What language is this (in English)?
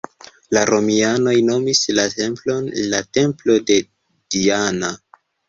Esperanto